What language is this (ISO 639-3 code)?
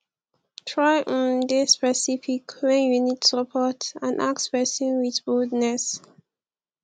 pcm